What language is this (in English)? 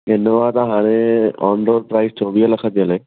Sindhi